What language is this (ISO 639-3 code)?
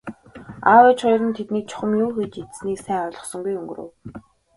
mon